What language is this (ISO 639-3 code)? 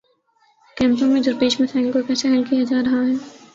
urd